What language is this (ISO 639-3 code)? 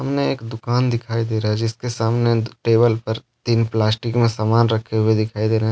hin